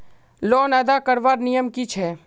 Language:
Magahi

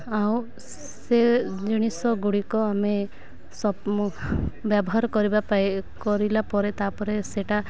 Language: Odia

